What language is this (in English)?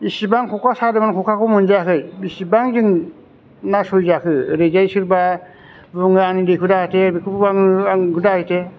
Bodo